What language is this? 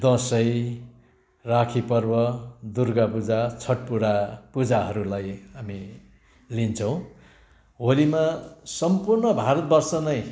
Nepali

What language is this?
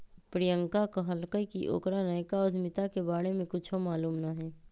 Magahi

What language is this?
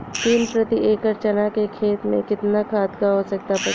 Bhojpuri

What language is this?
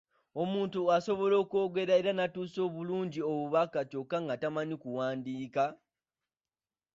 Ganda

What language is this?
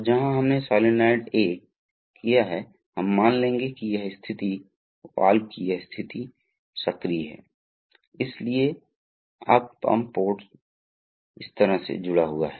Hindi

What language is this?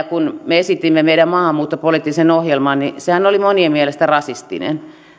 Finnish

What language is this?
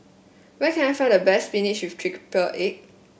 English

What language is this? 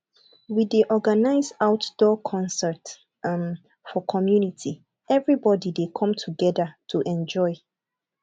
Nigerian Pidgin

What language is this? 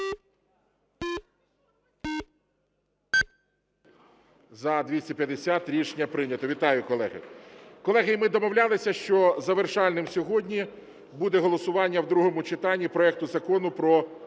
Ukrainian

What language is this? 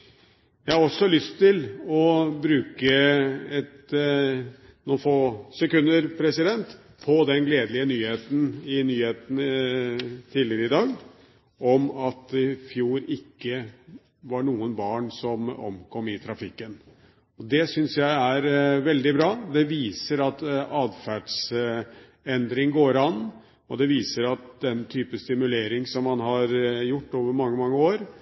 Norwegian Bokmål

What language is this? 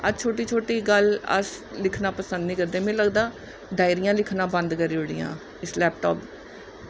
Dogri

